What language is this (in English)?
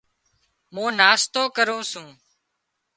Wadiyara Koli